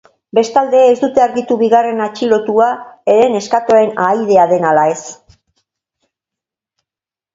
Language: Basque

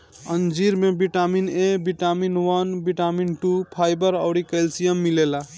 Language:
Bhojpuri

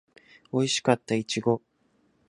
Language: Japanese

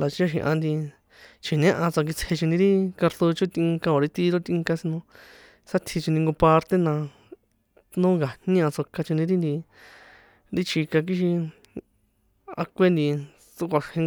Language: San Juan Atzingo Popoloca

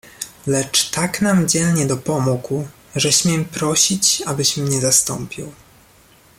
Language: Polish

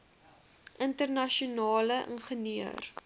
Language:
Afrikaans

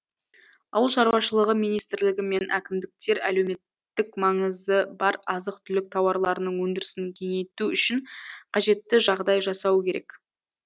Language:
Kazakh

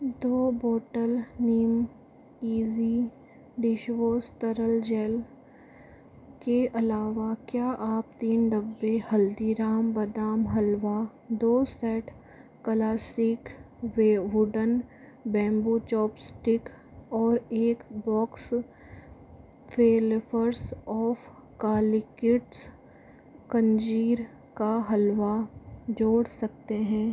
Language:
Hindi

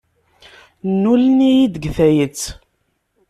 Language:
Kabyle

